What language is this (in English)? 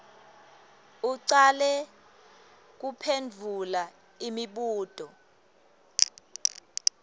Swati